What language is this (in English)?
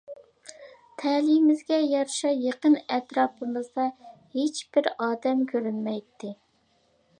Uyghur